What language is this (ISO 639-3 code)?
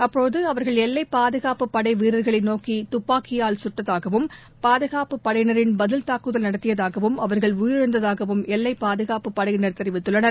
tam